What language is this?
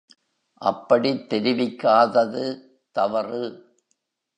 Tamil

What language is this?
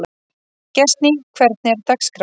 Icelandic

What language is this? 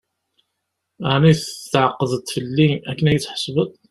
Kabyle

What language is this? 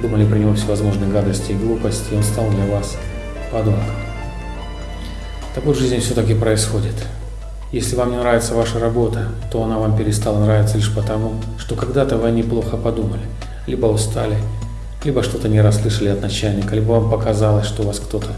Russian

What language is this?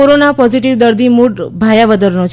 Gujarati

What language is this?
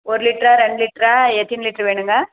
Tamil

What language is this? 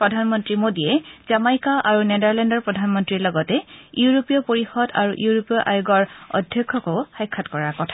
Assamese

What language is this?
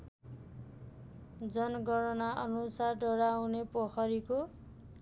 Nepali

